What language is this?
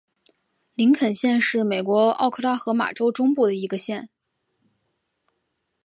Chinese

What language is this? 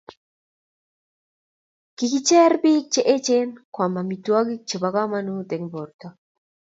Kalenjin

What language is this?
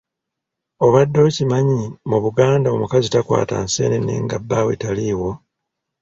Ganda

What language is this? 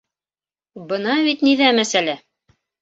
Bashkir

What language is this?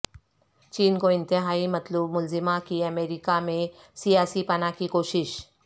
Urdu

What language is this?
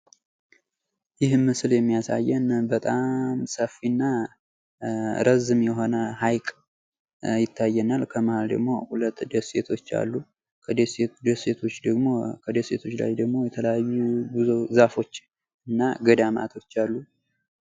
Amharic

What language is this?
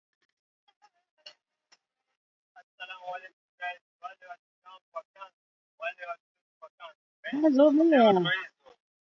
Swahili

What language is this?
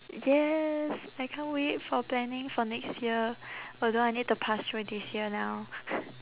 English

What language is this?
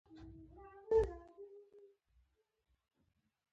Pashto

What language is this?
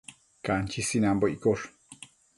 Matsés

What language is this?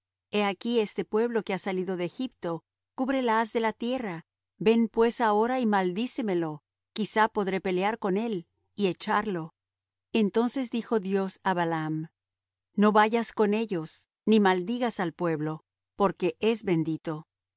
Spanish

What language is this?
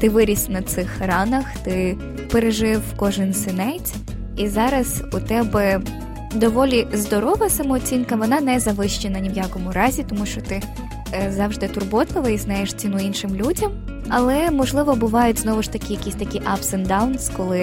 Ukrainian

